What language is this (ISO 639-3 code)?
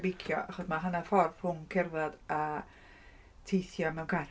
cym